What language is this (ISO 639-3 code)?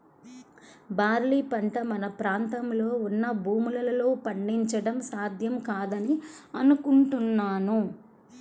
tel